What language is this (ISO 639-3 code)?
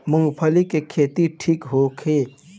bho